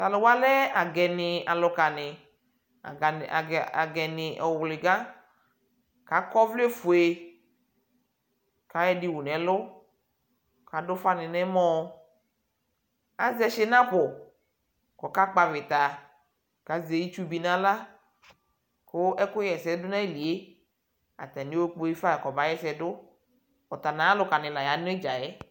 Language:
Ikposo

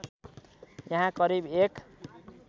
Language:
Nepali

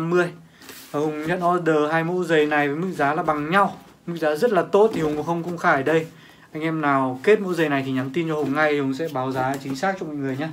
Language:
Vietnamese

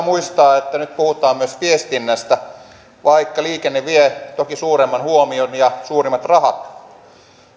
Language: Finnish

